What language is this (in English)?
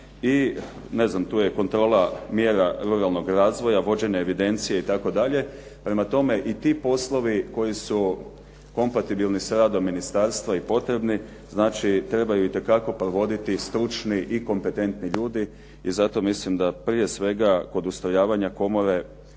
Croatian